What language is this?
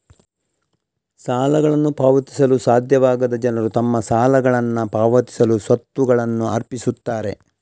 Kannada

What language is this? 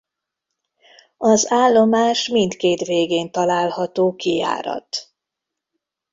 Hungarian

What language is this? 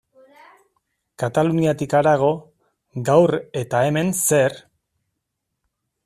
Basque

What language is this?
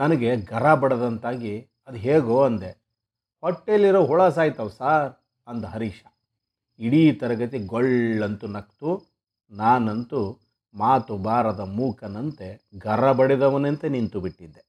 Kannada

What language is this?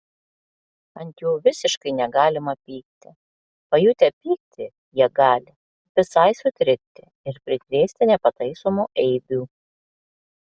Lithuanian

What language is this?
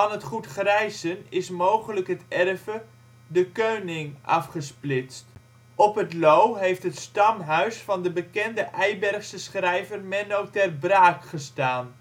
Dutch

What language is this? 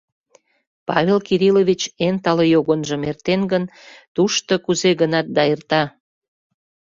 Mari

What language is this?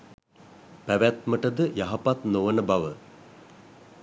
Sinhala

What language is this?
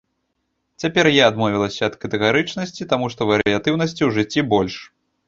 Belarusian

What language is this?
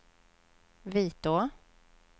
Swedish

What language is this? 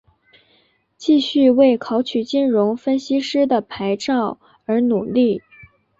Chinese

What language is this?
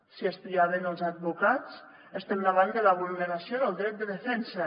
Catalan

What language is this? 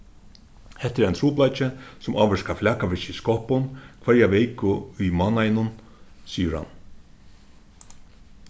Faroese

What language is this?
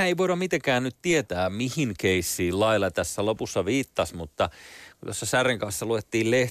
Finnish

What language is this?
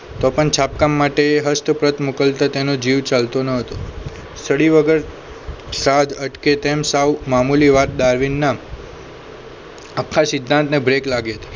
Gujarati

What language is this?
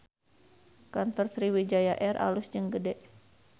Sundanese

